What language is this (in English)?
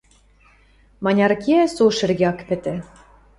Western Mari